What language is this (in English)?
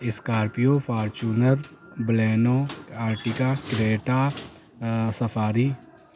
Urdu